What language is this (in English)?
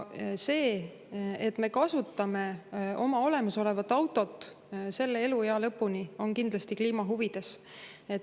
Estonian